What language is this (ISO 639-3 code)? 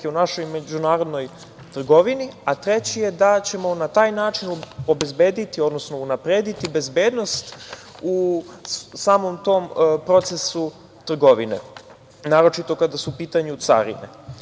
srp